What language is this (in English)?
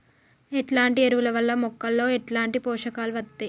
Telugu